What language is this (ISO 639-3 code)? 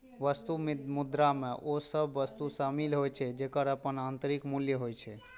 mai